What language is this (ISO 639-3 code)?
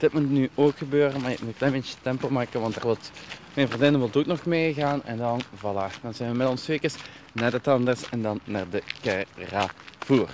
nld